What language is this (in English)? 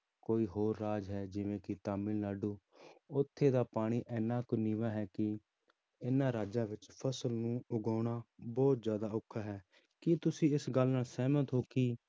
Punjabi